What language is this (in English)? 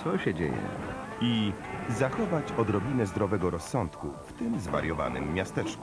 Polish